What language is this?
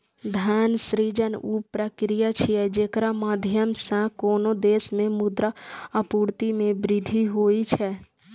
Maithili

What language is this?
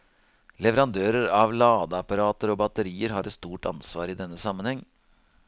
Norwegian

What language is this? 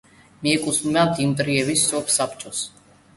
Georgian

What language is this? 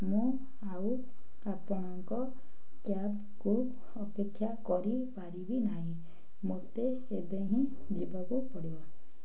Odia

